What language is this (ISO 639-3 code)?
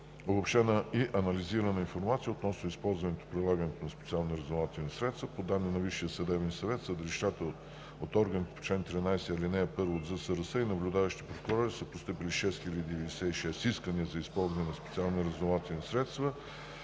bul